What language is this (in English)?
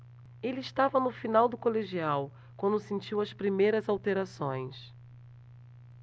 Portuguese